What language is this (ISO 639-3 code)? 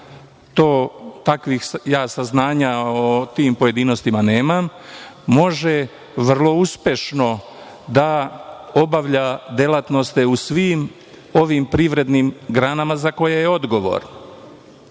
srp